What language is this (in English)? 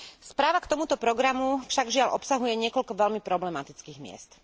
Slovak